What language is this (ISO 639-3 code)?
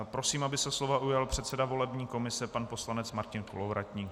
ces